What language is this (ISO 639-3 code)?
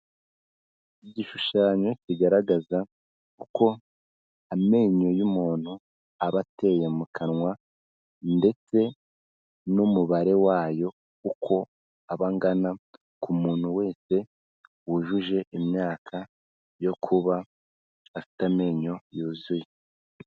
kin